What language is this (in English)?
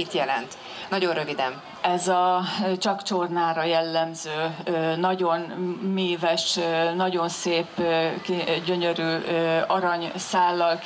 Hungarian